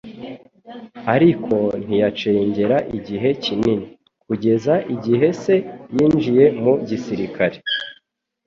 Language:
Kinyarwanda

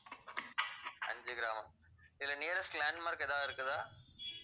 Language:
Tamil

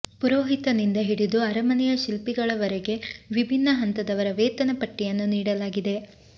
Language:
Kannada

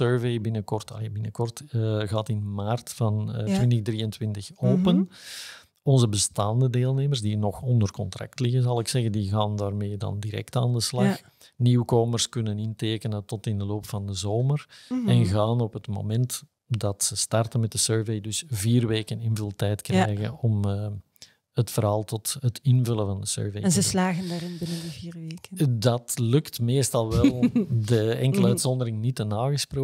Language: Dutch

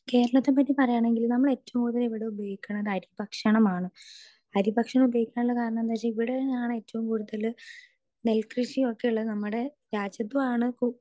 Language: Malayalam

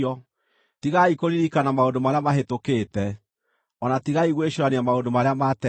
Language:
Kikuyu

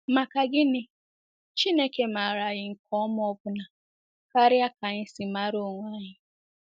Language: Igbo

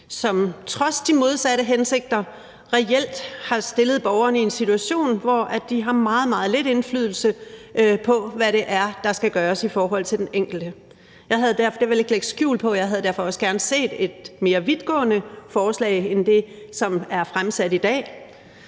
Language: Danish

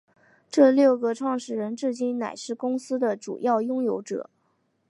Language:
Chinese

